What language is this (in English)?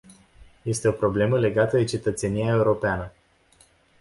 Romanian